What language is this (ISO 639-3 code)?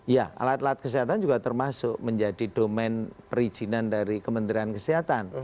ind